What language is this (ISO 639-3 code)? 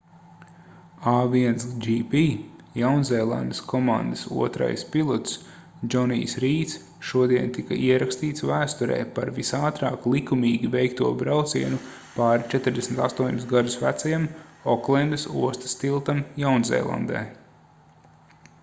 lav